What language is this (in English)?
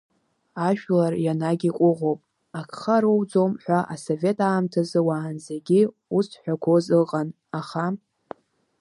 Abkhazian